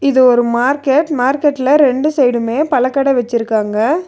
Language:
Tamil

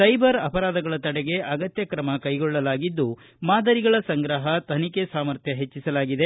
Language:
Kannada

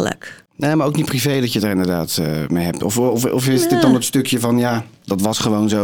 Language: Dutch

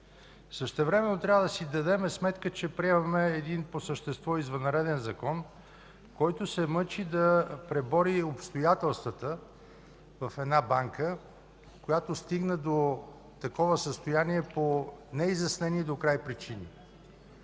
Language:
Bulgarian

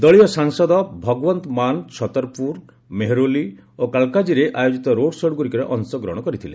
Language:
Odia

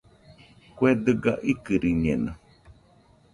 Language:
Nüpode Huitoto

